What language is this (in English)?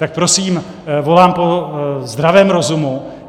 Czech